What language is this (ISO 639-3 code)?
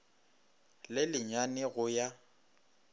nso